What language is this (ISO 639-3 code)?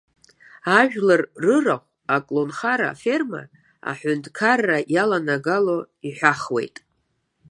abk